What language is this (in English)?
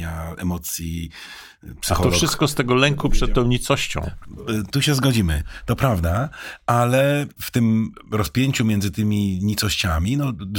Polish